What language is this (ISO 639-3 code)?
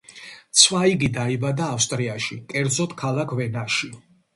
kat